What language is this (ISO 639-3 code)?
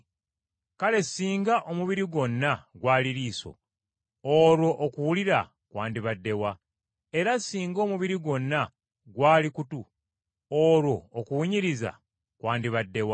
lug